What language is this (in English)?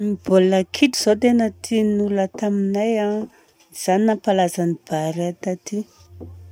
Southern Betsimisaraka Malagasy